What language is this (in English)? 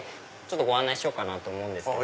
Japanese